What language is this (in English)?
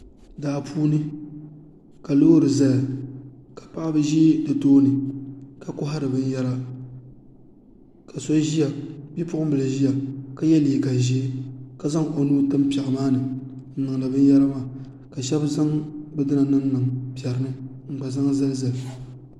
Dagbani